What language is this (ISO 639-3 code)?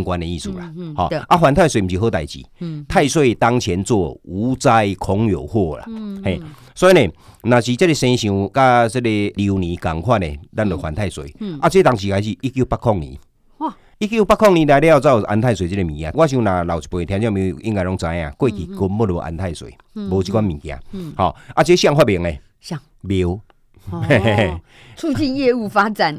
zho